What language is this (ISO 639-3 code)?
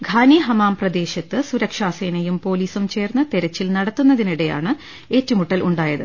mal